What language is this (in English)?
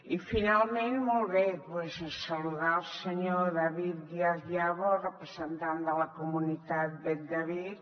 Catalan